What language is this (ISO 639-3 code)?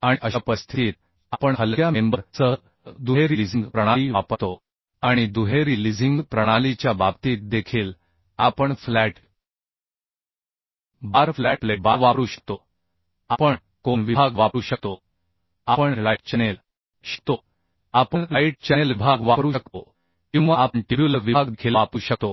mar